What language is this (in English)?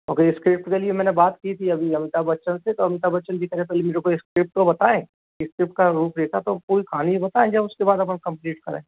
Hindi